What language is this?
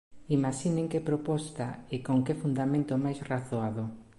Galician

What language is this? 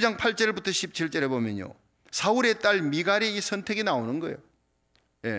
Korean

